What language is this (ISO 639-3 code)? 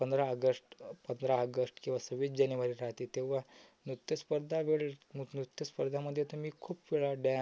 mar